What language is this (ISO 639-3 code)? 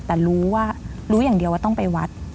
tha